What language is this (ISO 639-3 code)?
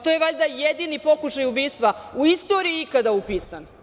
srp